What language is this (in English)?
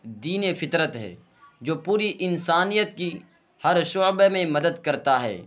Urdu